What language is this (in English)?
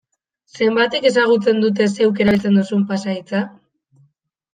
Basque